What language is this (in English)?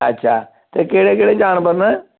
Dogri